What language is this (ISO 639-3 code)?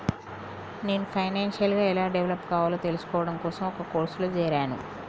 tel